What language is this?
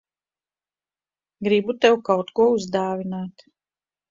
Latvian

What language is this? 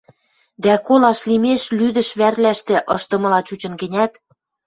Western Mari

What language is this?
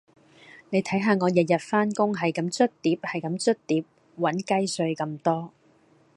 Cantonese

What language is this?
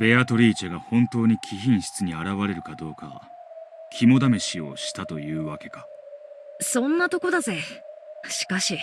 Japanese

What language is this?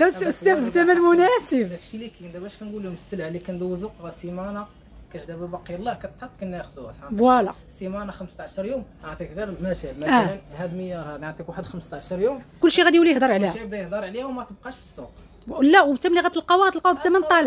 Arabic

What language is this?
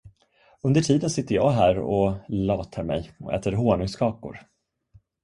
Swedish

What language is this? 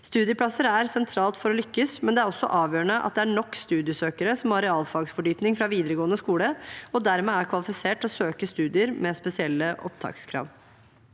Norwegian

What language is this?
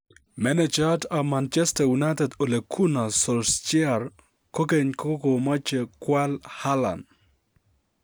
Kalenjin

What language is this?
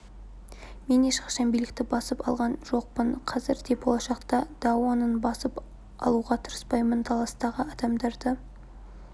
Kazakh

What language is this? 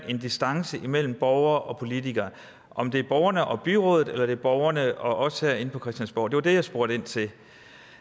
Danish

